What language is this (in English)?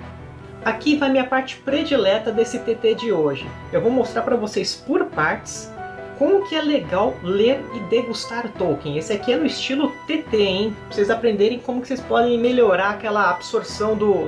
Portuguese